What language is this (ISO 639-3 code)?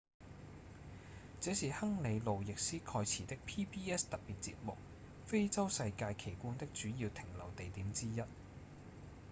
yue